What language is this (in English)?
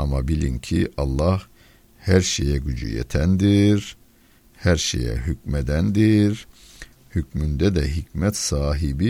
Turkish